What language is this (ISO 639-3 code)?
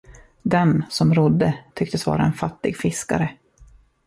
swe